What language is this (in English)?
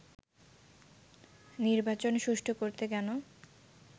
Bangla